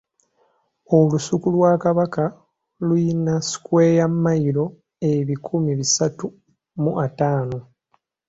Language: Ganda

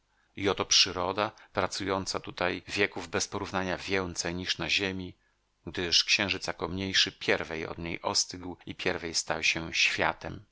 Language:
Polish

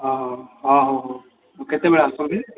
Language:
Odia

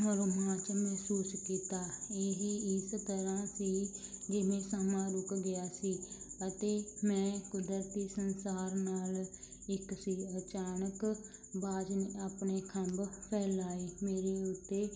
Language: Punjabi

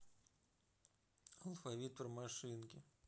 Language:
Russian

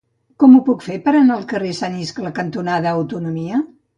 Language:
Catalan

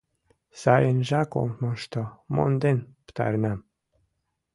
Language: Mari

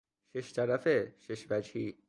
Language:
Persian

